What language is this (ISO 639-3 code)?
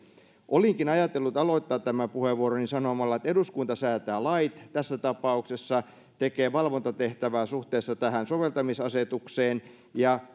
fin